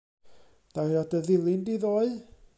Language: Welsh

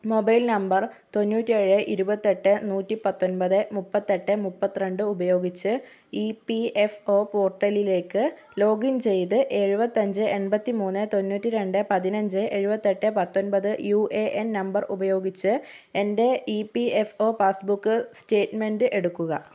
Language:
Malayalam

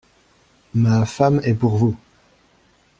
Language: French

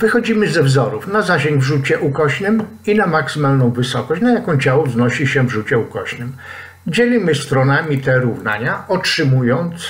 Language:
Polish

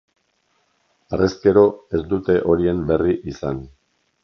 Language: Basque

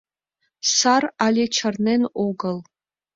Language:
Mari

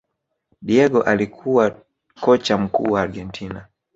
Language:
Swahili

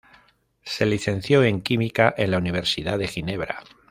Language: Spanish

